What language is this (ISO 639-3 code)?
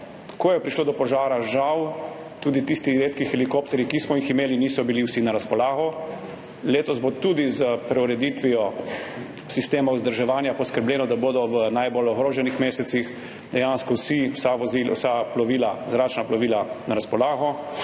slv